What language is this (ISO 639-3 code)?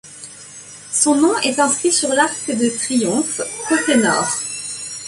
fra